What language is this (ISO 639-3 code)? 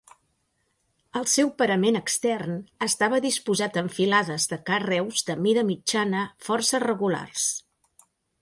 cat